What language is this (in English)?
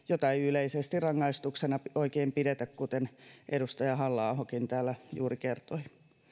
Finnish